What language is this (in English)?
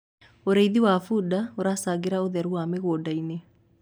Kikuyu